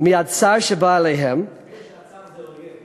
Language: Hebrew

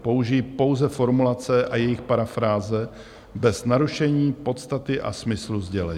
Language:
Czech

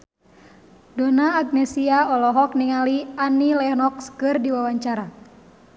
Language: Sundanese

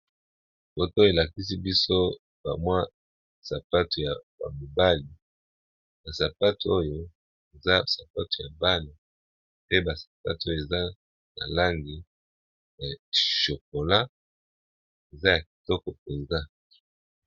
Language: Lingala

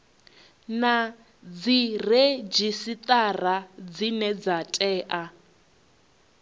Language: Venda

